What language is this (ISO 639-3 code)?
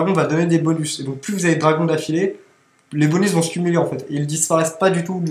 fra